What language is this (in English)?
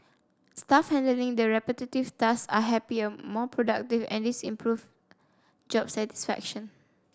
English